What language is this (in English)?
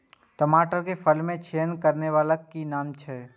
Maithili